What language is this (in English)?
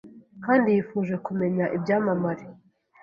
Kinyarwanda